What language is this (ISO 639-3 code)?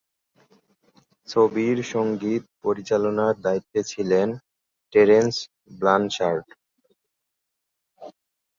ben